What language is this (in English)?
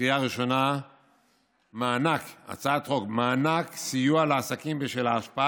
Hebrew